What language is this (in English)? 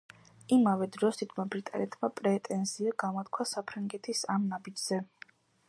Georgian